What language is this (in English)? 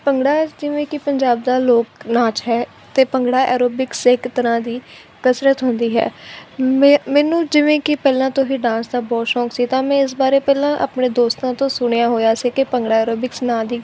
Punjabi